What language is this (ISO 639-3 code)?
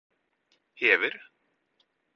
nob